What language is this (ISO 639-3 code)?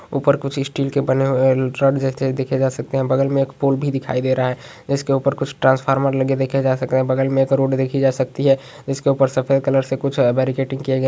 mag